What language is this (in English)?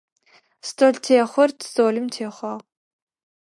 Adyghe